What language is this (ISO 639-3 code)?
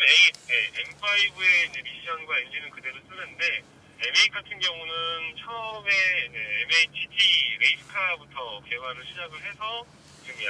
kor